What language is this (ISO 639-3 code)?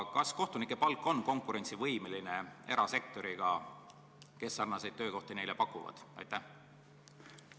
est